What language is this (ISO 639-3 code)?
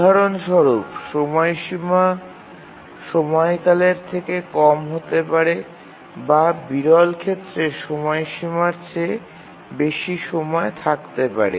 ben